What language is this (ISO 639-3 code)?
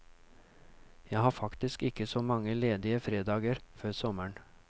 nor